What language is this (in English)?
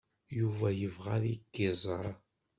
Kabyle